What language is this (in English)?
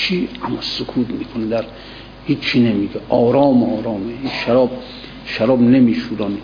Persian